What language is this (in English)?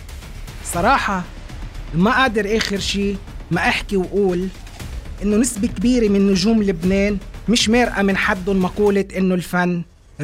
Arabic